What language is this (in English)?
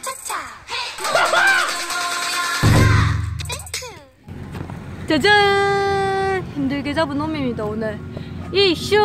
Korean